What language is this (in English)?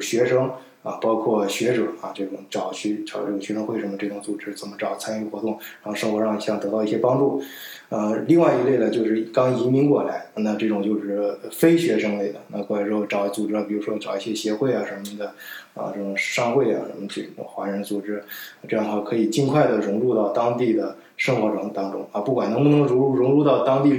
Chinese